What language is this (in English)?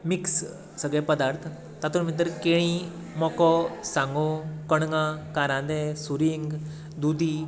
Konkani